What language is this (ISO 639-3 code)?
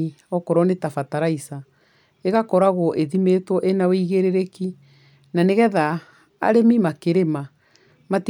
kik